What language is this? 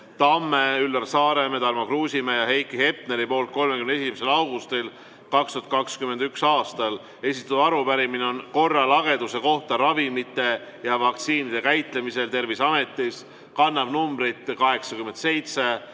Estonian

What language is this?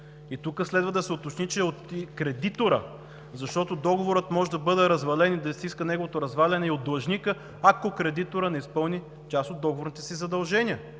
Bulgarian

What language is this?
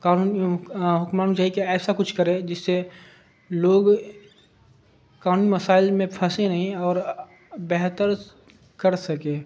Urdu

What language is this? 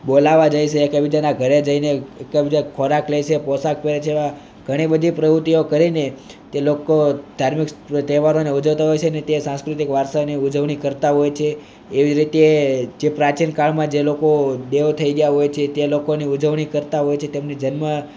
Gujarati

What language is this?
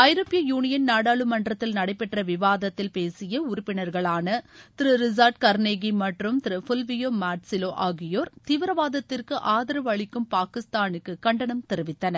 Tamil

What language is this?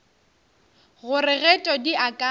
Northern Sotho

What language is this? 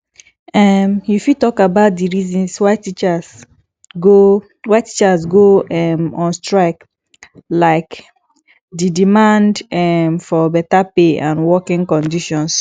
Nigerian Pidgin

